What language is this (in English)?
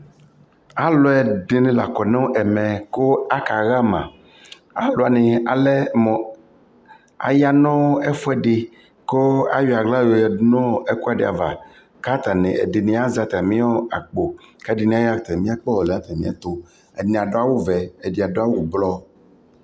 Ikposo